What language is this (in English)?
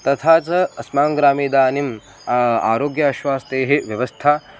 Sanskrit